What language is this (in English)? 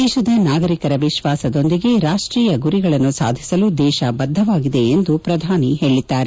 Kannada